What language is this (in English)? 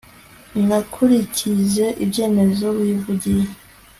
Kinyarwanda